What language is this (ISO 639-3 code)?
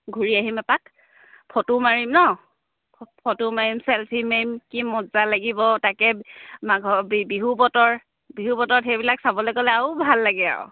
asm